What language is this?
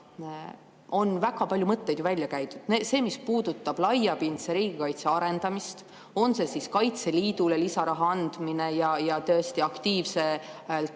Estonian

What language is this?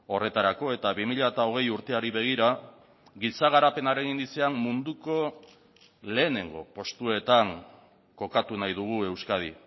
Basque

